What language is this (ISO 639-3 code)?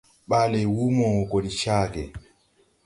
tui